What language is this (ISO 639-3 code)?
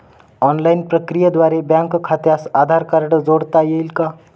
mar